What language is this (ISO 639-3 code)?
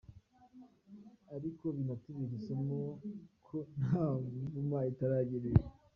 kin